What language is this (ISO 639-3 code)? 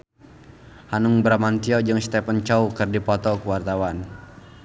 sun